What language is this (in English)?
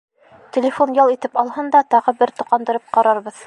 Bashkir